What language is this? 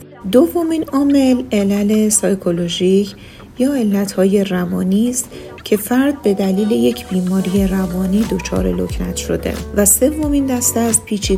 Persian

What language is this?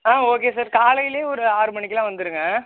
Tamil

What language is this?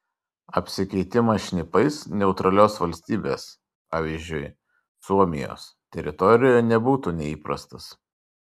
Lithuanian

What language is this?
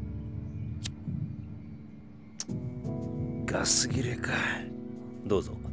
Japanese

